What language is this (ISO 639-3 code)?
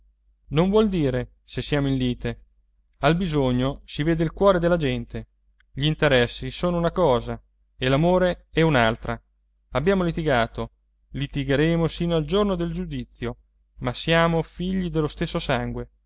ita